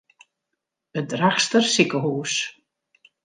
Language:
Western Frisian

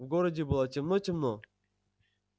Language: Russian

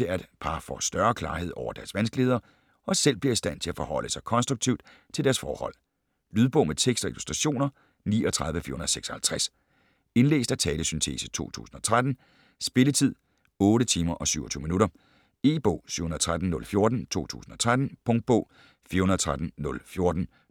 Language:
Danish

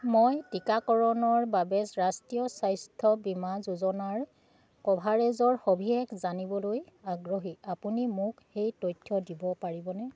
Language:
Assamese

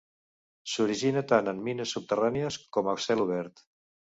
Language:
Catalan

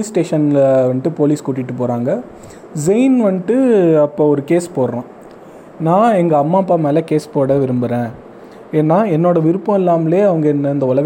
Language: Tamil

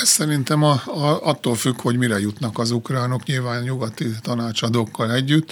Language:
Hungarian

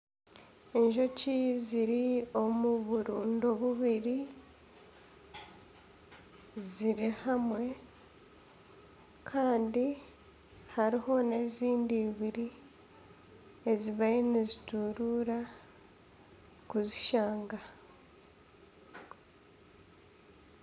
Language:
Nyankole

